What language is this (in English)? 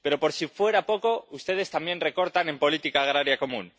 Spanish